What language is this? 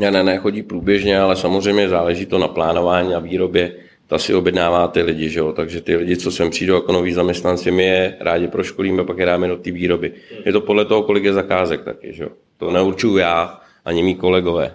Czech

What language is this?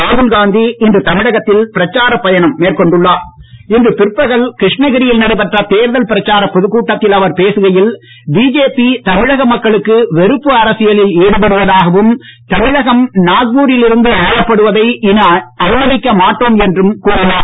Tamil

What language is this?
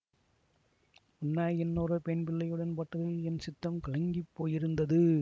Tamil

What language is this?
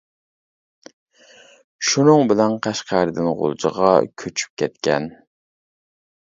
Uyghur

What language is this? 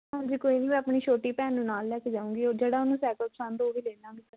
Punjabi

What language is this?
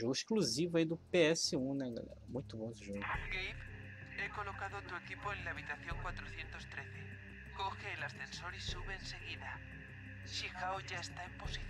Portuguese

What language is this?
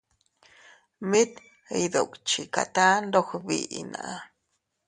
Teutila Cuicatec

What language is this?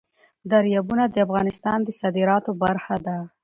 Pashto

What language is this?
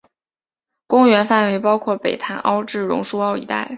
Chinese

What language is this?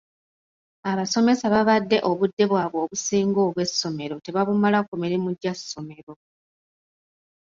Ganda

